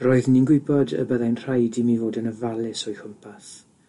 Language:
Welsh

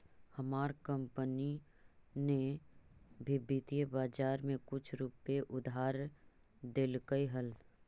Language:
Magahi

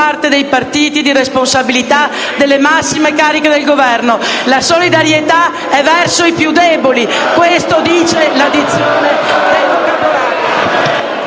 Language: Italian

